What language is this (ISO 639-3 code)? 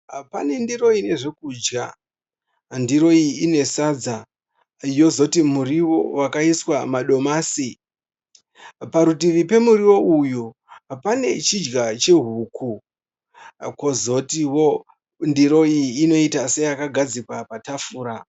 sna